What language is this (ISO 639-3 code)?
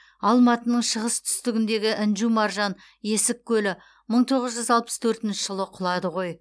kaz